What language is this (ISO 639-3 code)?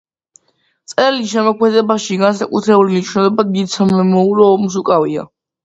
kat